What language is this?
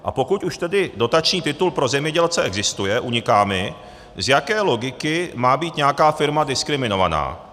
Czech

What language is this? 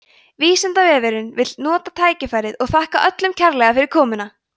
Icelandic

